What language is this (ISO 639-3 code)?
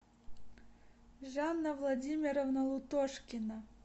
rus